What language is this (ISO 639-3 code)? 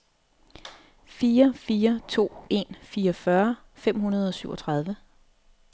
dan